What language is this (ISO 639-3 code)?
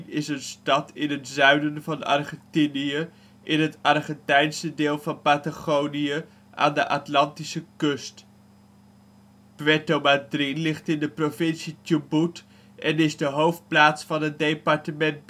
nld